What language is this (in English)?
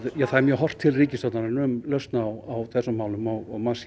Icelandic